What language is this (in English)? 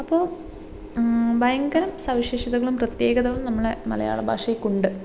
Malayalam